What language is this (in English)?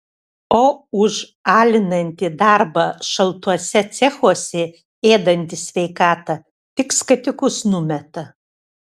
Lithuanian